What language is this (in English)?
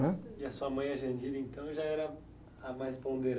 Portuguese